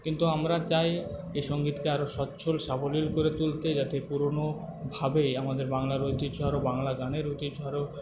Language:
Bangla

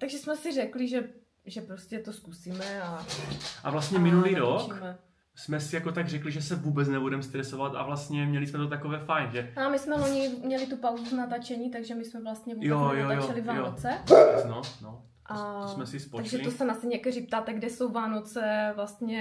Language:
Czech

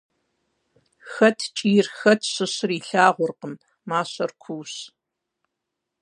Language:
Kabardian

